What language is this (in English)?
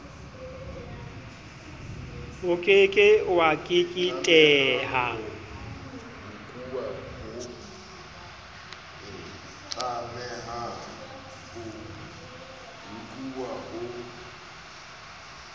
Southern Sotho